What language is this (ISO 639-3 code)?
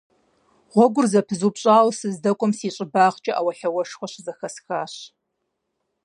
kbd